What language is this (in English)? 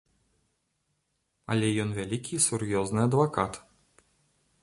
Belarusian